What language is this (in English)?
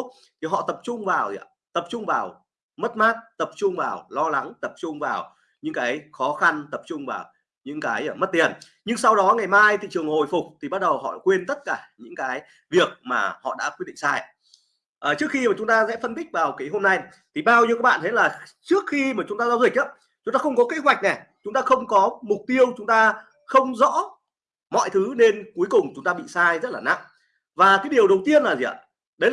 Vietnamese